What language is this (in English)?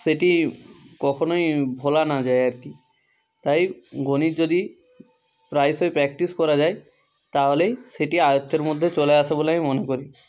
Bangla